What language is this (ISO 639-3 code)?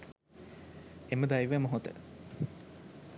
sin